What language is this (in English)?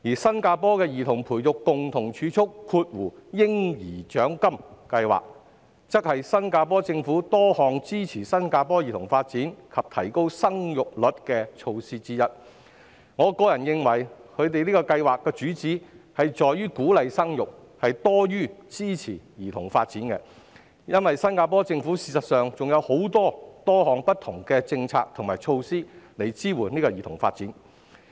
Cantonese